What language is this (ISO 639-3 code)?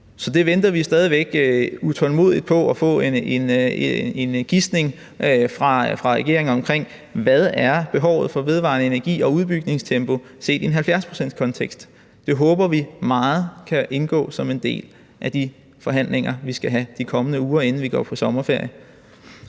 dan